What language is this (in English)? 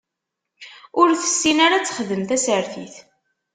Kabyle